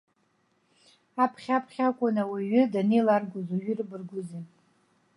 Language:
Abkhazian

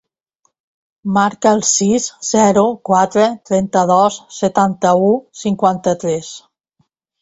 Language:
Catalan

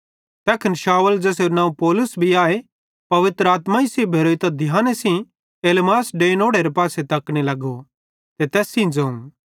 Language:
Bhadrawahi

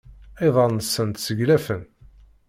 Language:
Kabyle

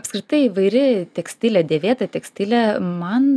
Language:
Lithuanian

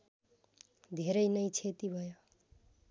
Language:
Nepali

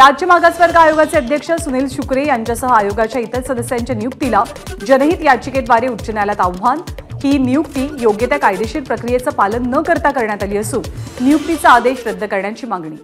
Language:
Marathi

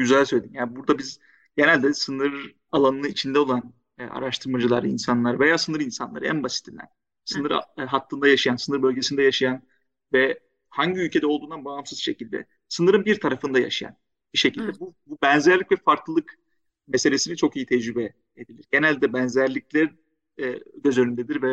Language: Turkish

